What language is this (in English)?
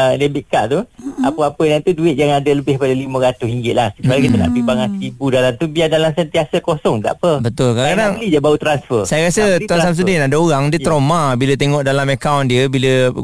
Malay